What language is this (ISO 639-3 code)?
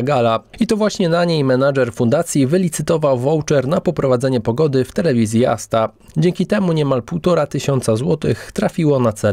pol